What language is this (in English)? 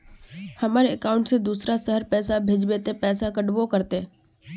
Magahi